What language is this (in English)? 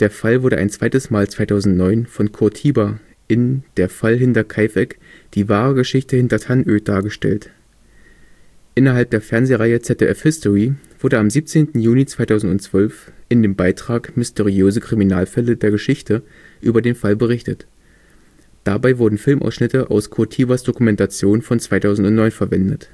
German